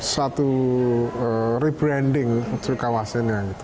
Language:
Indonesian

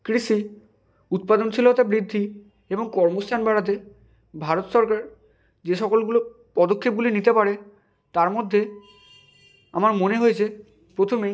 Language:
Bangla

